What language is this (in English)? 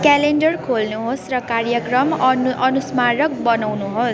Nepali